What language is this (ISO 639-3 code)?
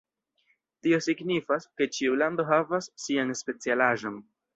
epo